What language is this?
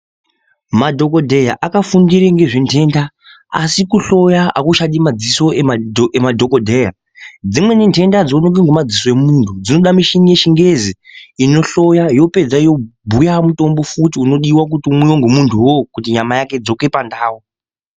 Ndau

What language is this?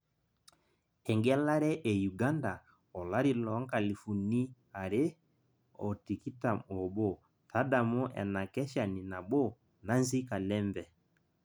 Masai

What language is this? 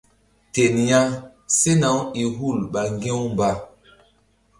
Mbum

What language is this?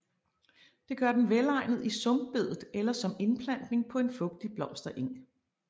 Danish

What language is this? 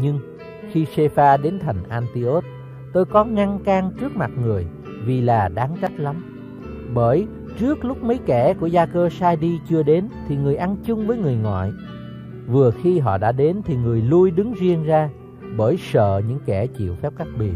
Vietnamese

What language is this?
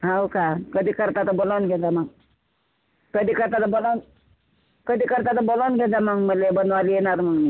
Marathi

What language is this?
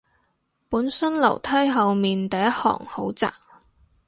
Cantonese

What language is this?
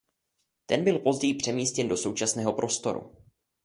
Czech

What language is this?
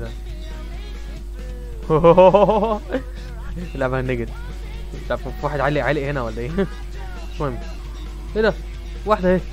Arabic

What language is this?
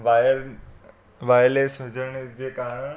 Sindhi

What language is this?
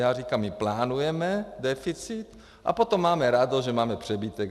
Czech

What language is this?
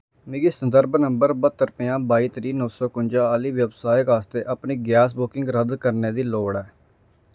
Dogri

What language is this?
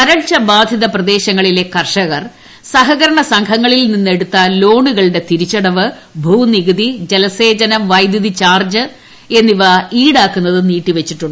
Malayalam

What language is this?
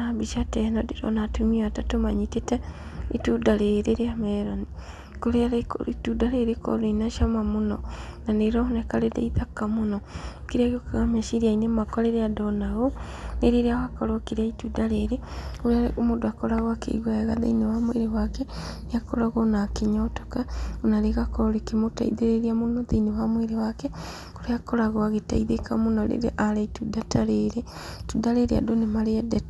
Kikuyu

